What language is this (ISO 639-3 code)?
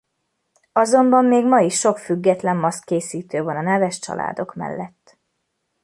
hun